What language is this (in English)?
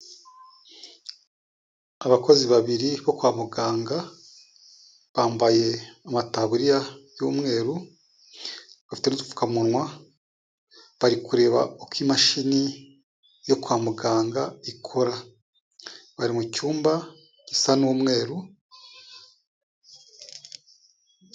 Kinyarwanda